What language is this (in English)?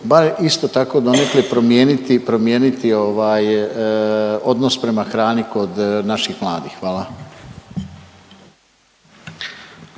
Croatian